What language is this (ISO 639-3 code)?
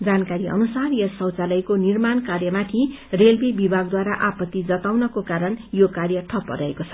nep